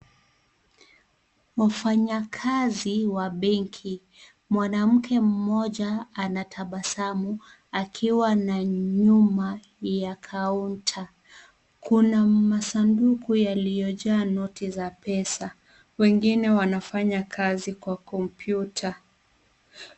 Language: Swahili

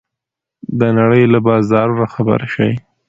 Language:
Pashto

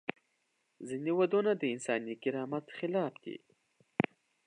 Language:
Pashto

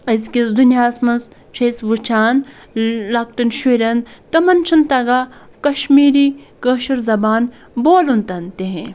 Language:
Kashmiri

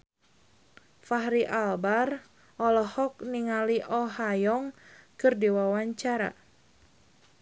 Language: Sundanese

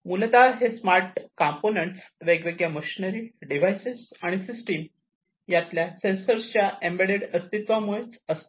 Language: Marathi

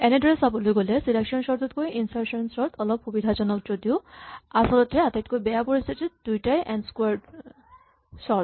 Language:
Assamese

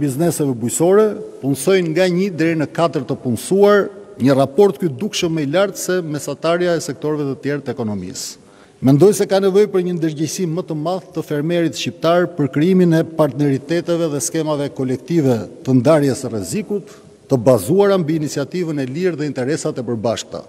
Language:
Romanian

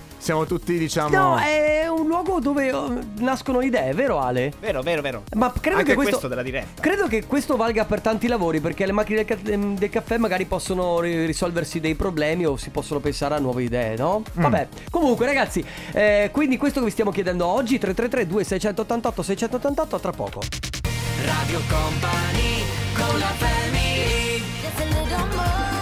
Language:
Italian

